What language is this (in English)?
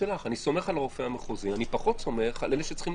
Hebrew